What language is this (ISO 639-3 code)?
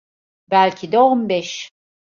tur